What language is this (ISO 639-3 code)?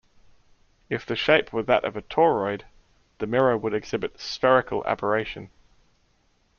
eng